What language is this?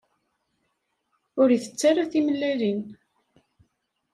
Kabyle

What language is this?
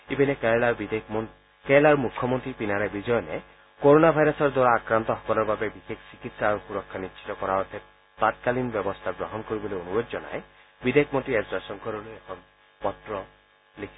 Assamese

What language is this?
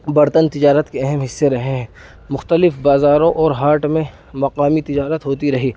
Urdu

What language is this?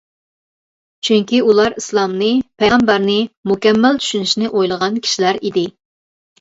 Uyghur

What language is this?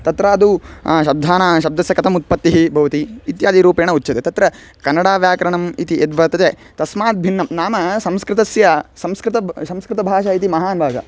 Sanskrit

